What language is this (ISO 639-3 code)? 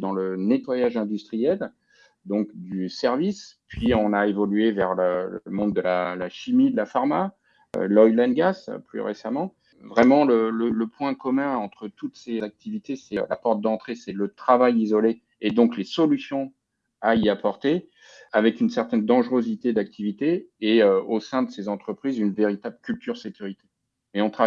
fra